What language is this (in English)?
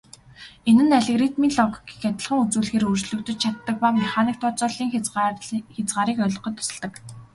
Mongolian